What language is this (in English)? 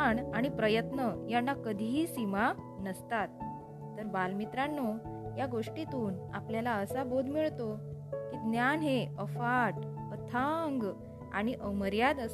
Marathi